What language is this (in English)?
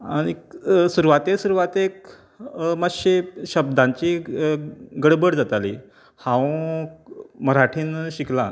Konkani